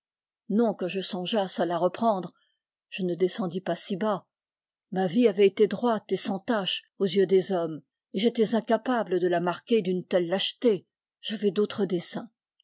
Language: French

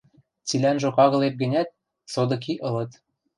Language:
Western Mari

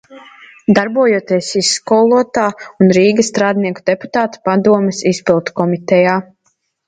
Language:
Latvian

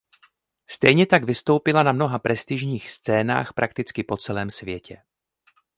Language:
Czech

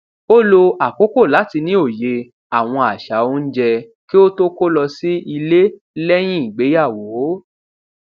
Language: Yoruba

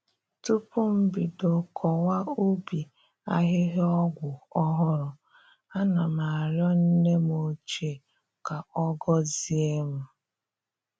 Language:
Igbo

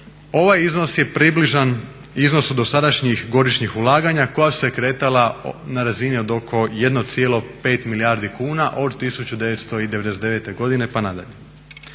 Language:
Croatian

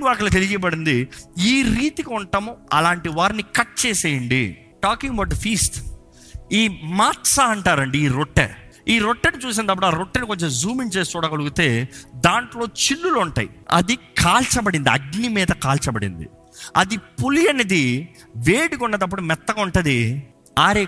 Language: Telugu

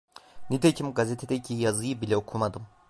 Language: Turkish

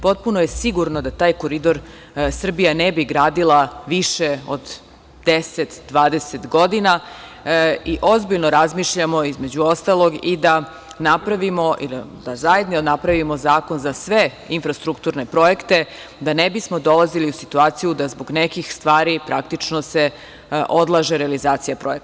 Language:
Serbian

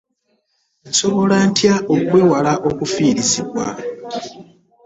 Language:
Ganda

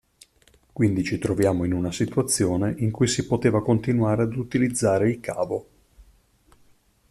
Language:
Italian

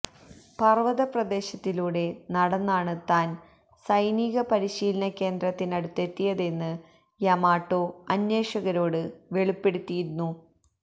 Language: Malayalam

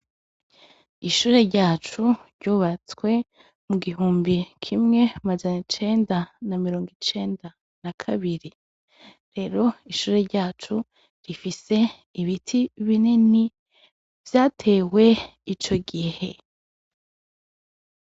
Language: Rundi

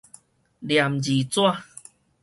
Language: Min Nan Chinese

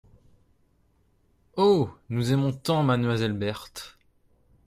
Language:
French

